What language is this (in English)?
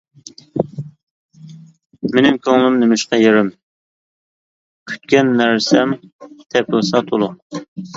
Uyghur